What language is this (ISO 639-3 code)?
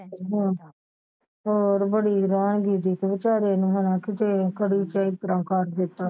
pan